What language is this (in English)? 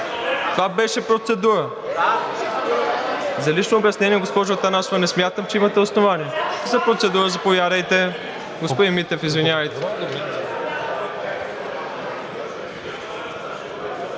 Bulgarian